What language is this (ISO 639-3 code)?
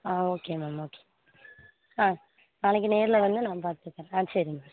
tam